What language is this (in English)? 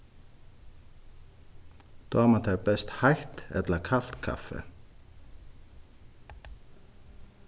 Faroese